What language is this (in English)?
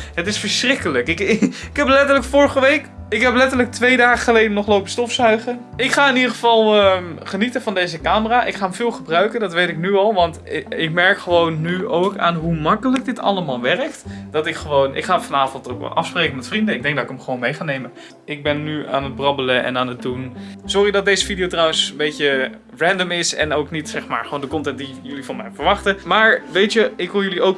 Dutch